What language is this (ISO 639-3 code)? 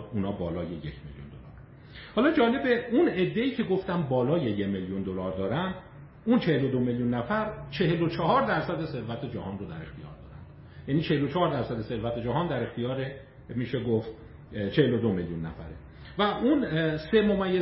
fas